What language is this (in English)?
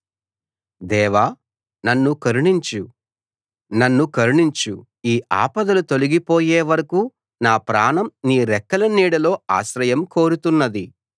Telugu